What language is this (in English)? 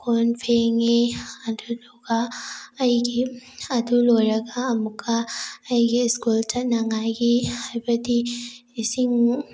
Manipuri